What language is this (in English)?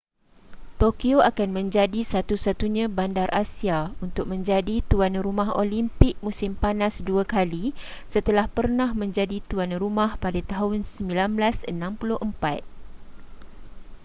Malay